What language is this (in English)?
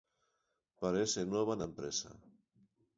Galician